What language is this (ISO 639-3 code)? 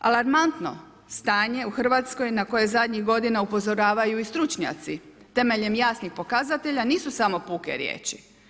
hrv